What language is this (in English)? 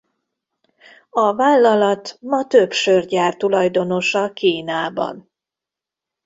Hungarian